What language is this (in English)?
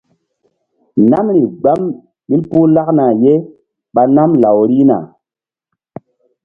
Mbum